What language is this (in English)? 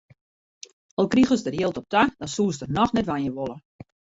Western Frisian